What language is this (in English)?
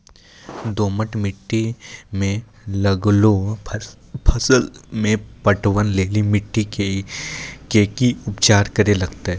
Maithili